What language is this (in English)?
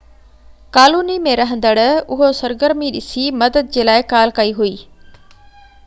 Sindhi